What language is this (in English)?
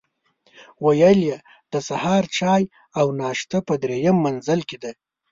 Pashto